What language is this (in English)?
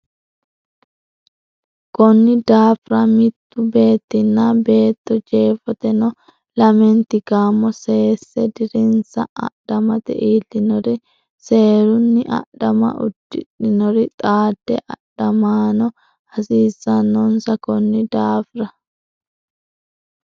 Sidamo